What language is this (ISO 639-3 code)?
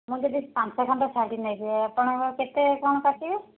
ori